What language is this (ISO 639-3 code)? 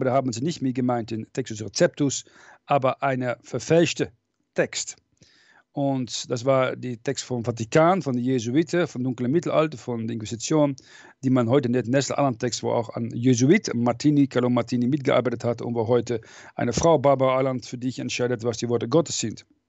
deu